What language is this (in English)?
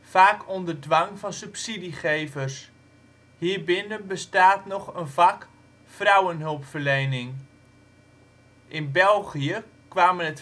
Dutch